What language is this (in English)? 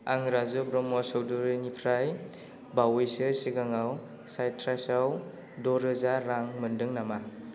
Bodo